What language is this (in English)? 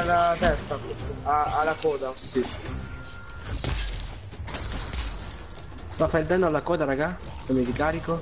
Italian